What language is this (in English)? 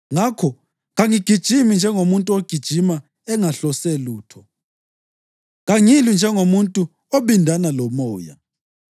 North Ndebele